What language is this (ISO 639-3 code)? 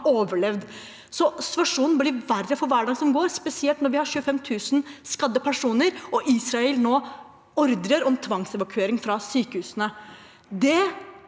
nor